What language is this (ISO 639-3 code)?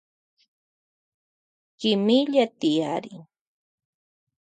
qvj